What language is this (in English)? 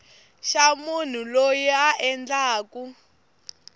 Tsonga